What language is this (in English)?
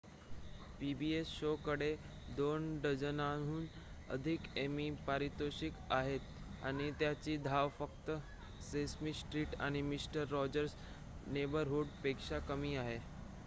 Marathi